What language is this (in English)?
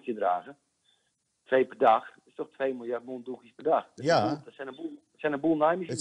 Dutch